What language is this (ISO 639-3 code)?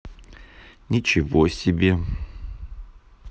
rus